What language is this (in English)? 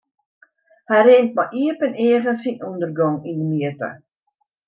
Western Frisian